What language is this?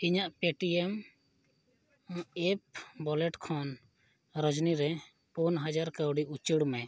Santali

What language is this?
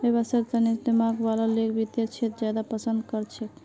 Magahi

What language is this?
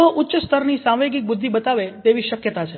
Gujarati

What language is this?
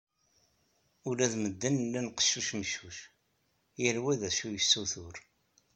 Kabyle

